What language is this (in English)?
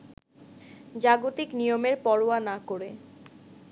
Bangla